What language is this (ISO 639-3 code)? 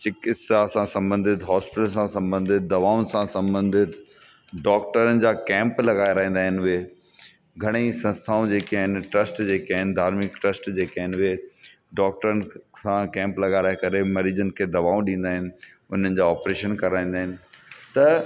snd